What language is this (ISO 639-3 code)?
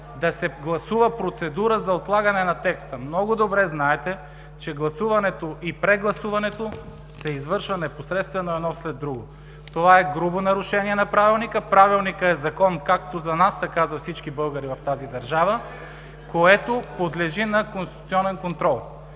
bul